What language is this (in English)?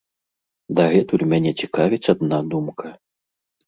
Belarusian